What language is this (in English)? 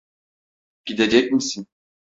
Turkish